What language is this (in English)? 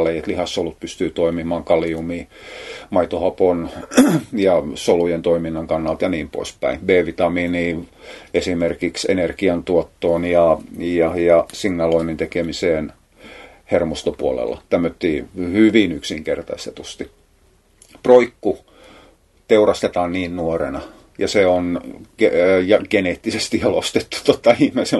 Finnish